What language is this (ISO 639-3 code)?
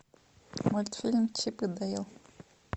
rus